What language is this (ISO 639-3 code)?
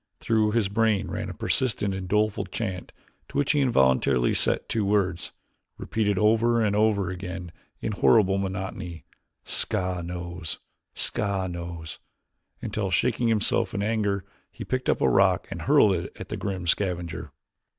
eng